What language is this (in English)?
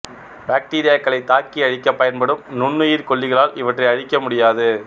Tamil